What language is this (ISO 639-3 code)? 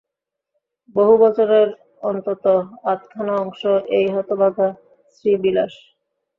ben